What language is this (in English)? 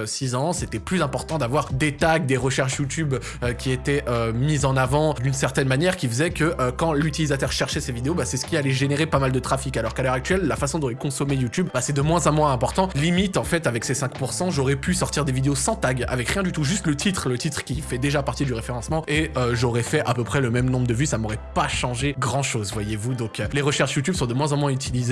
French